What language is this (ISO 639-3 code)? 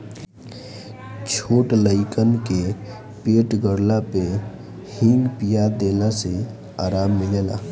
bho